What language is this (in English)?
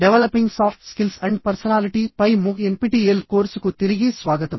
Telugu